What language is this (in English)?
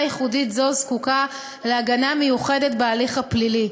Hebrew